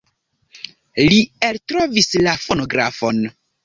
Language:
Esperanto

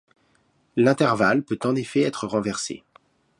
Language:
French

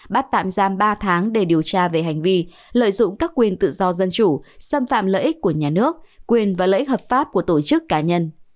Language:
Vietnamese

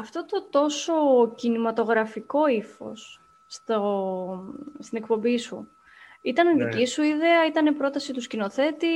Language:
Greek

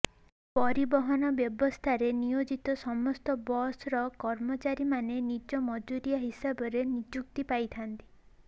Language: Odia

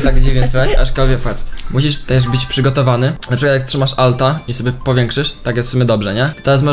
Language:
Polish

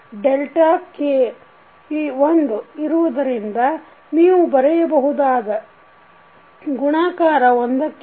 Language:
Kannada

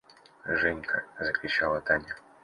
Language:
Russian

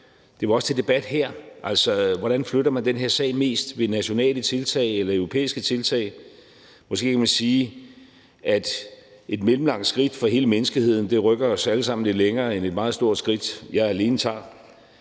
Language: Danish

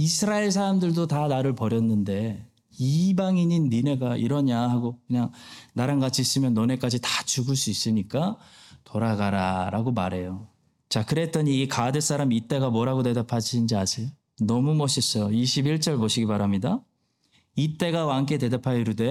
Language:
Korean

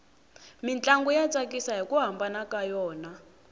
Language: Tsonga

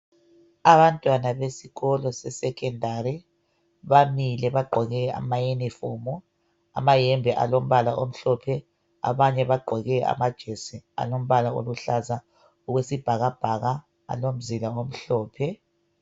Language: North Ndebele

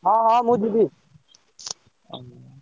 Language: Odia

